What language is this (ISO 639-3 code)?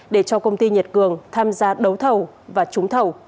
vie